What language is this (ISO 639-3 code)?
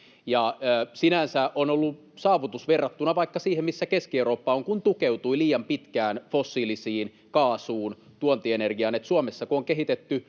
fin